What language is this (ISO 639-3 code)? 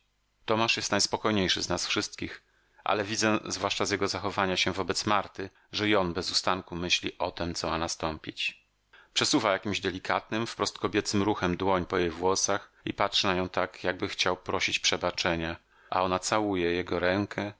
pol